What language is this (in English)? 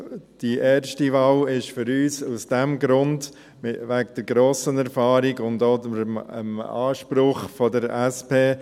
Swiss German